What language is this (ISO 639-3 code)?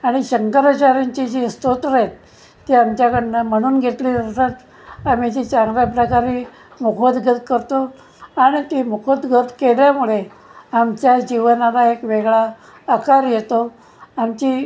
mar